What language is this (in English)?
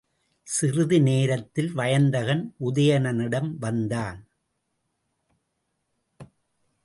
Tamil